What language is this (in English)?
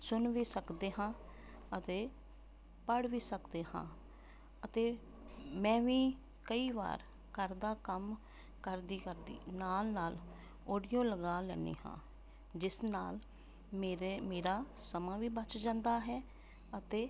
Punjabi